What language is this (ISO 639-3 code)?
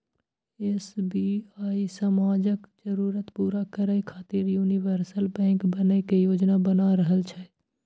mai